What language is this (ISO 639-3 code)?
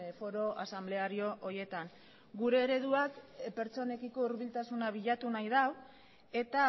eus